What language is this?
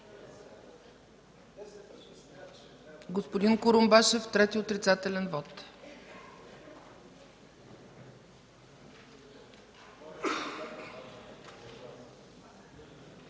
Bulgarian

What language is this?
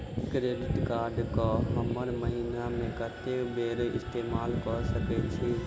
Maithili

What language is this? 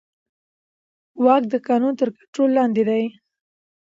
Pashto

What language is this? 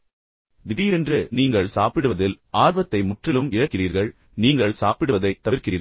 Tamil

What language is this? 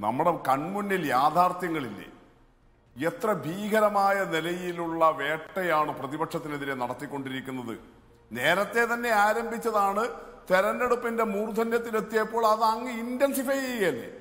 Malayalam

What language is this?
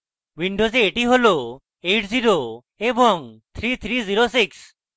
Bangla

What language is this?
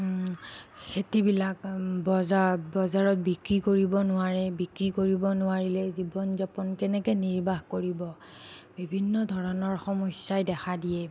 Assamese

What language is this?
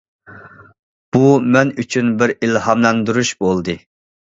Uyghur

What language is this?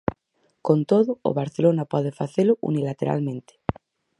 Galician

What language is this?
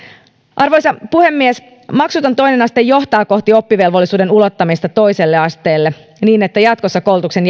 Finnish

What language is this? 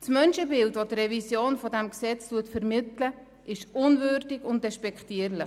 Swiss German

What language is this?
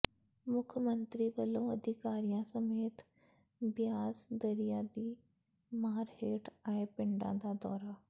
Punjabi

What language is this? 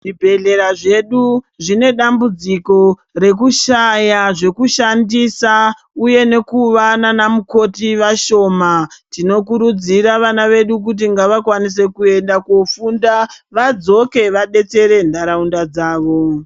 Ndau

